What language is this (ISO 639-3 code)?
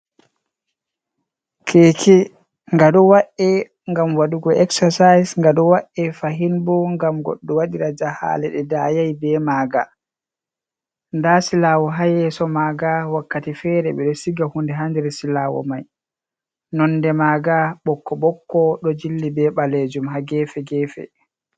ful